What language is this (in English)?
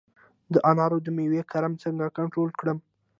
Pashto